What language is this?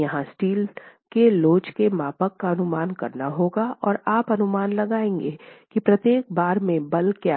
Hindi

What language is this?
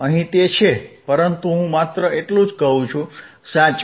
Gujarati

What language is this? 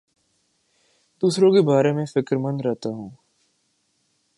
Urdu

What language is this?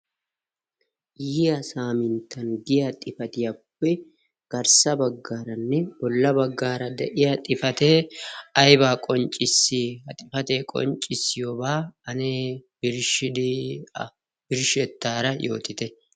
Wolaytta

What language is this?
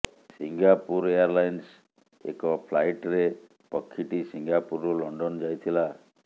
Odia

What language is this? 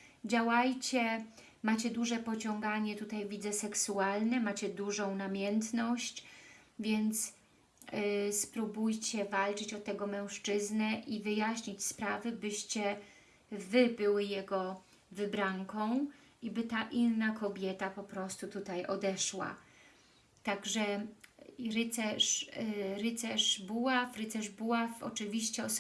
Polish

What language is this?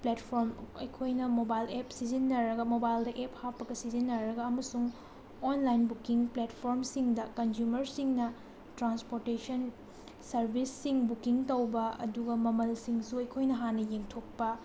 Manipuri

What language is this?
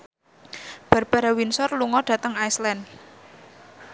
Javanese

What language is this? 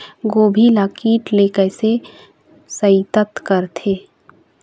Chhattisgarhi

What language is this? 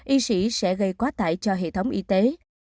Vietnamese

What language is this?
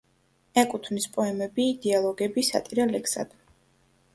Georgian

